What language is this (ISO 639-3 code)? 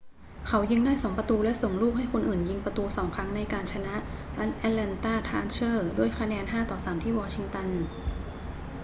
tha